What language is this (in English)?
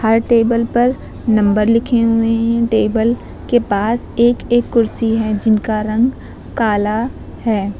Hindi